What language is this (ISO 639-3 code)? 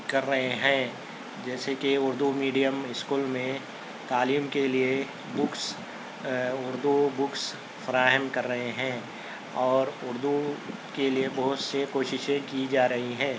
urd